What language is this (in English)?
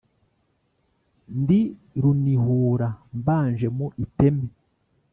Kinyarwanda